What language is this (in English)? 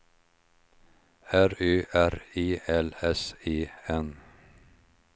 Swedish